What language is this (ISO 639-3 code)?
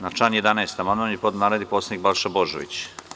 srp